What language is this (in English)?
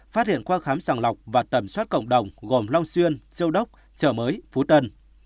Vietnamese